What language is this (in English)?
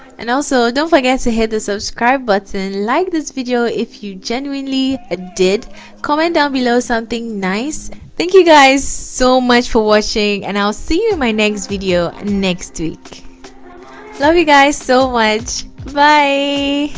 English